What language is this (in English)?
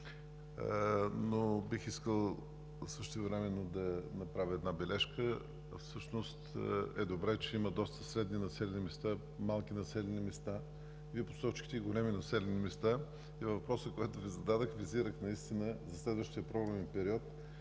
Bulgarian